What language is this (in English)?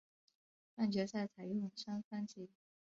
Chinese